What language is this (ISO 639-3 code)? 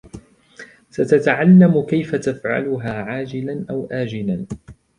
ara